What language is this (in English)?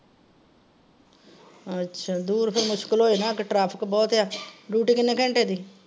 Punjabi